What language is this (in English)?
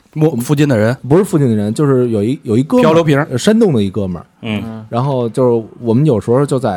Chinese